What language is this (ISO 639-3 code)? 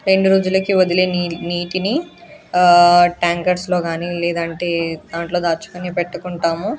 tel